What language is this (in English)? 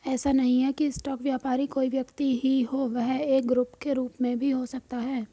Hindi